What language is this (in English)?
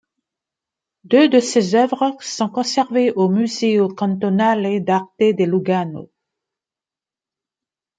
French